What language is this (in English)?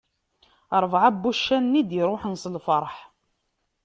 Kabyle